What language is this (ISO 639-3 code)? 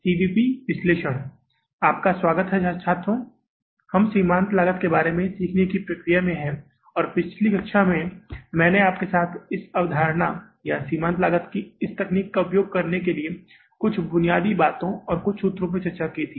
hin